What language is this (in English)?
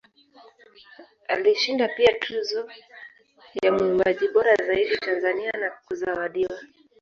Swahili